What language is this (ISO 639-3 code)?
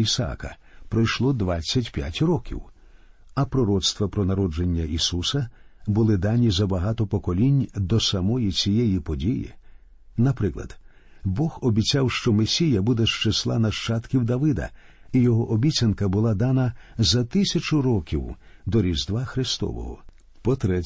ukr